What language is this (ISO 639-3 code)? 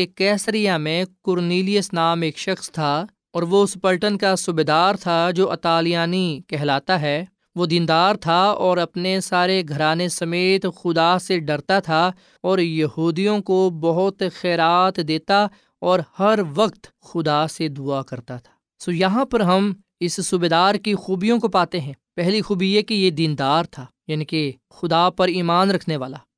urd